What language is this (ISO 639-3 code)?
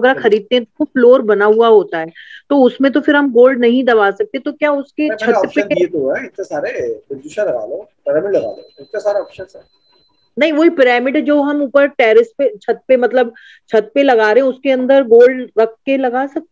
hin